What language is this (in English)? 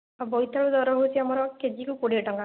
Odia